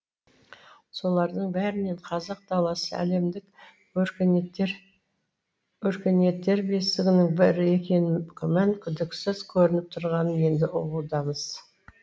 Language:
Kazakh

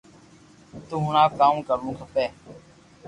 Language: Loarki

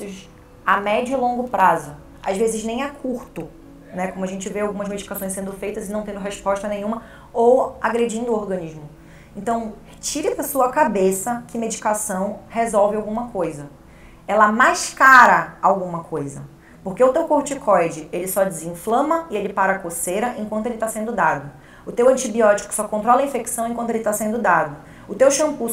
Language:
Portuguese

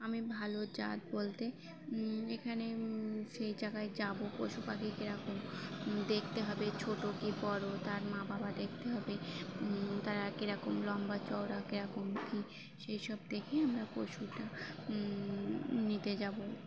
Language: Bangla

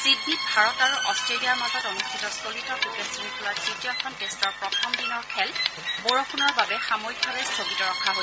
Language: Assamese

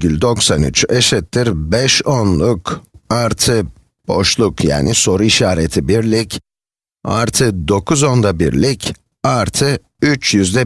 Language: Turkish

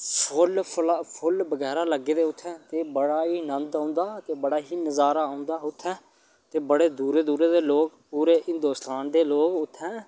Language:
Dogri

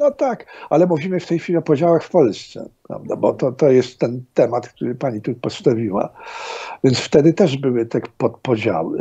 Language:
Polish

